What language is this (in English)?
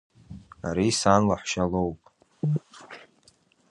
Abkhazian